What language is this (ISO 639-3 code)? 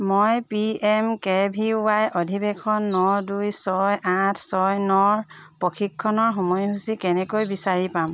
asm